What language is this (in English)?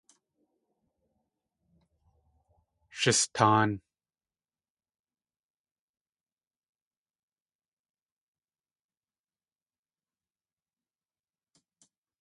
Tlingit